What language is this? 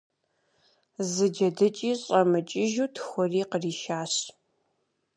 Kabardian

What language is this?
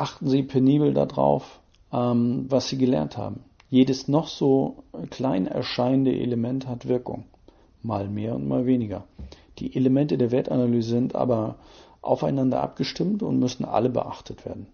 German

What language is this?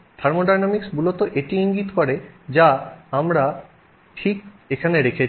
Bangla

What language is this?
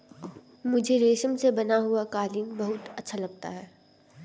Hindi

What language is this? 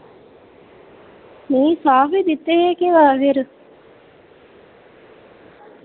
Dogri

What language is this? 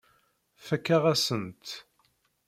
Kabyle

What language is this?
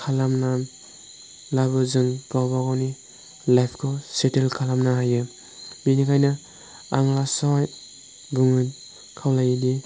Bodo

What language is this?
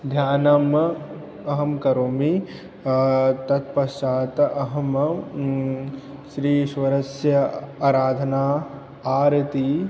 Sanskrit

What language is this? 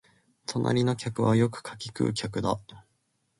Japanese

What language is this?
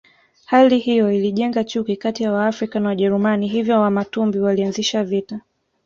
Swahili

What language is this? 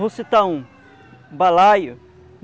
Portuguese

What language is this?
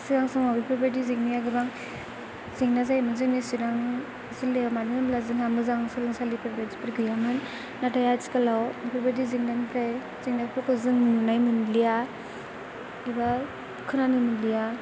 Bodo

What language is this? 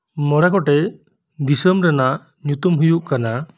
Santali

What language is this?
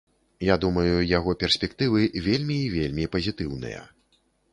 Belarusian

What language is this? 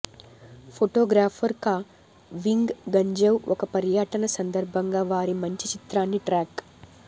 Telugu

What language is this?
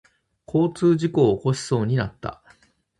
Japanese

